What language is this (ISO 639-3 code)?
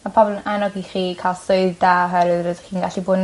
cym